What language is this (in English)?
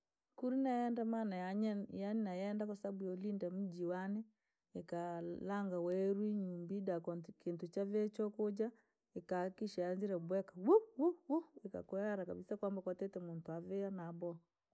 Langi